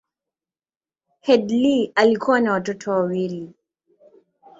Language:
Swahili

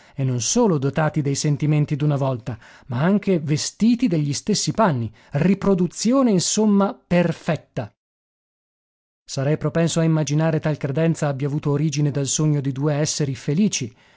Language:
Italian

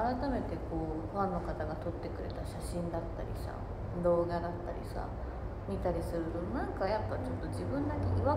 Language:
Japanese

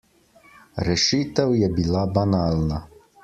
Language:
Slovenian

